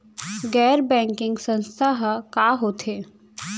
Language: Chhattisgarhi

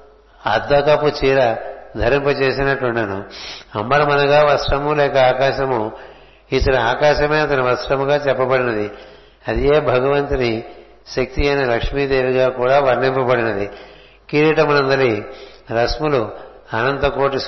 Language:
Telugu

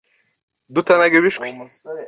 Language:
Kinyarwanda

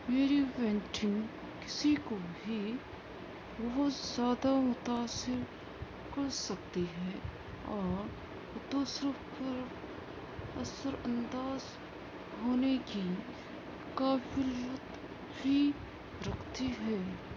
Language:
Urdu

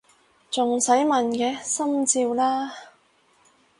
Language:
Cantonese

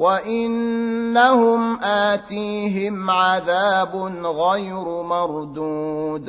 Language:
Arabic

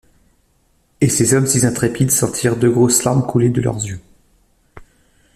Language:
French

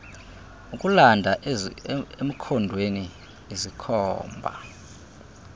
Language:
Xhosa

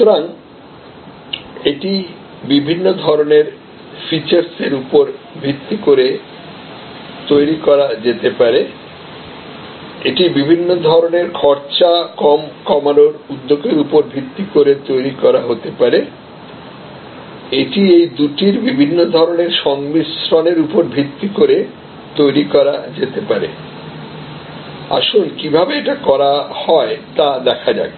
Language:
Bangla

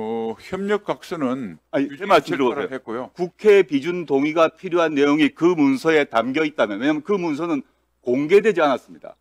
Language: Korean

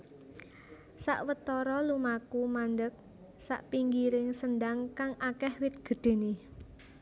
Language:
Javanese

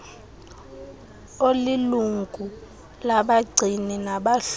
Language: Xhosa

